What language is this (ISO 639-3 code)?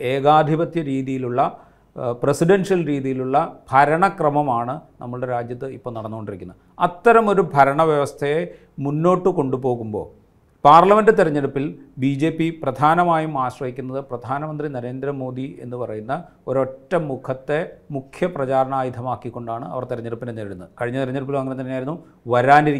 mal